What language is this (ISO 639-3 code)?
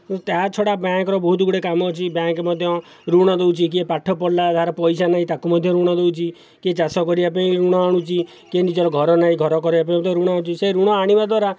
ori